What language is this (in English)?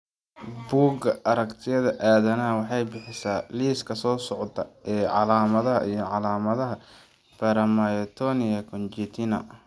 Somali